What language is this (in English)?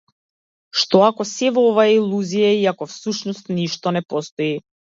Macedonian